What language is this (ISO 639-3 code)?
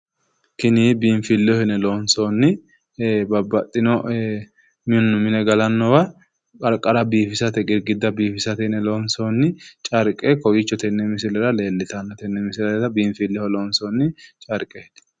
sid